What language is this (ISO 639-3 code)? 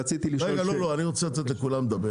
heb